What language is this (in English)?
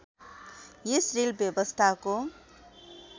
Nepali